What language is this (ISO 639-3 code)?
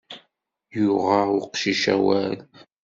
kab